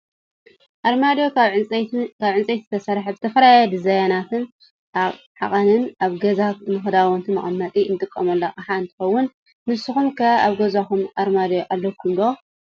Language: Tigrinya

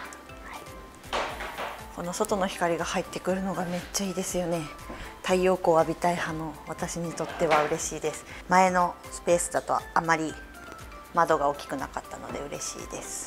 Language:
Japanese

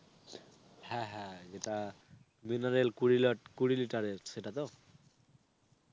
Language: Bangla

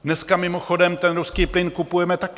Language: Czech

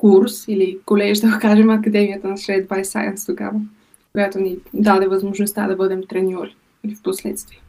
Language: Bulgarian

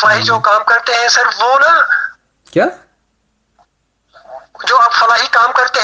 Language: Urdu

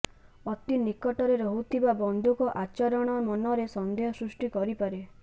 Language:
Odia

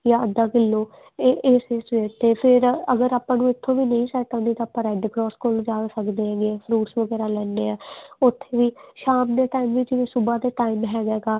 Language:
Punjabi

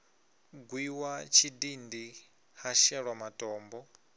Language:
Venda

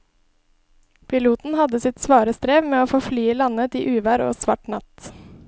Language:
Norwegian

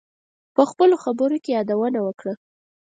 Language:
Pashto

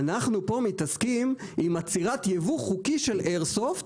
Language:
Hebrew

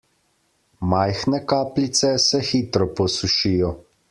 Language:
Slovenian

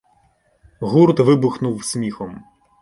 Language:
Ukrainian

